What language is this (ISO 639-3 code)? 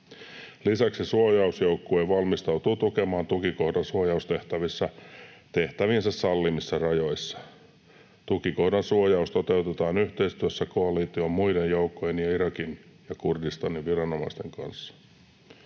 fin